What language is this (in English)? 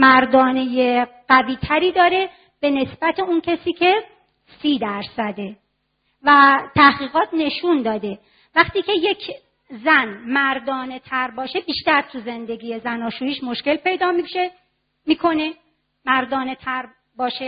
Persian